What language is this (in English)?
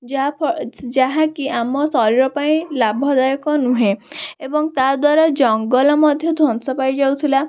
Odia